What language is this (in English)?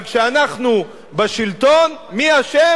Hebrew